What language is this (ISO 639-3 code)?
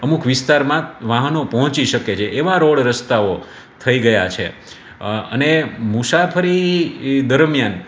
guj